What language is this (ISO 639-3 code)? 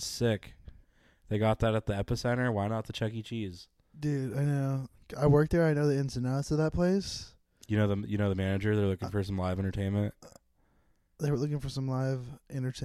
eng